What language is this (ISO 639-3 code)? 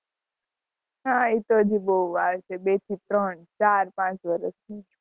guj